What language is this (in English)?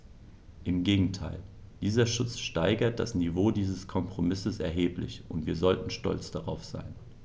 German